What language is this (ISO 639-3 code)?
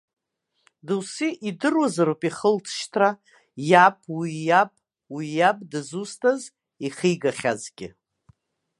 abk